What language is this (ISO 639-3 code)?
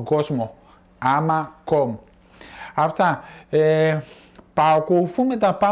ell